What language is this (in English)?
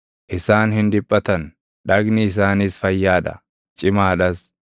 Oromo